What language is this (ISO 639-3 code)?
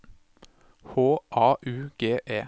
nor